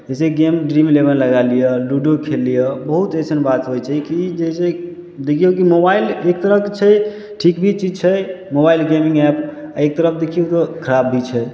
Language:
Maithili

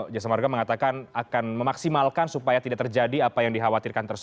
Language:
Indonesian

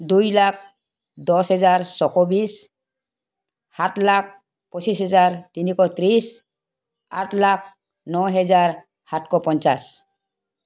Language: Assamese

